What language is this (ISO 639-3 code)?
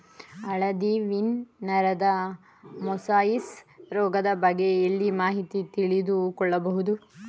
kan